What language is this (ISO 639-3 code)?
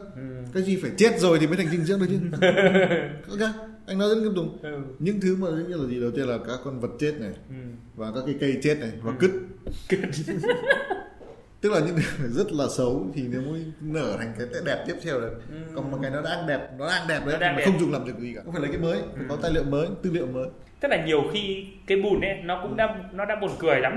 vie